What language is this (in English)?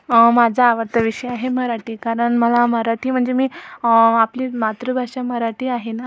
Marathi